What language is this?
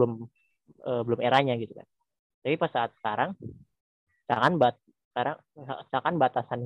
Indonesian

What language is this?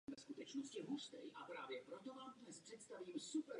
Czech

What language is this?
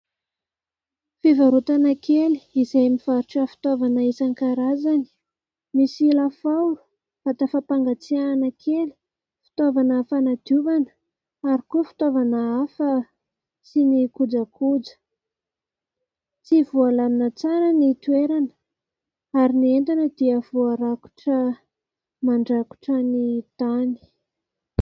Malagasy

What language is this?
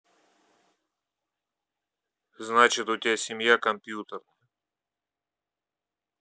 Russian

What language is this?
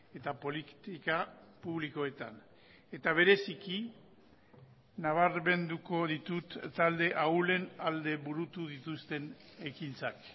Basque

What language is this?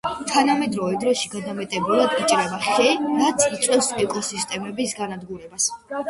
Georgian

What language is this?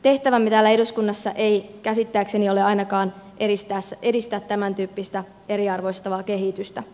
Finnish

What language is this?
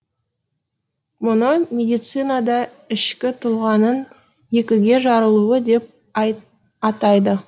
Kazakh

